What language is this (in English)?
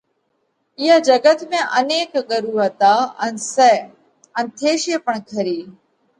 Parkari Koli